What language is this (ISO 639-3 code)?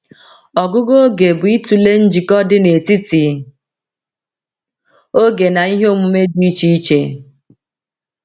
ibo